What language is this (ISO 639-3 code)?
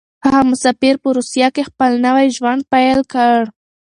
pus